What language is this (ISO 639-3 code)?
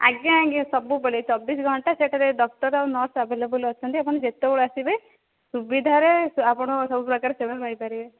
ori